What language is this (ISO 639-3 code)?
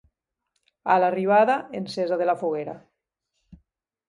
cat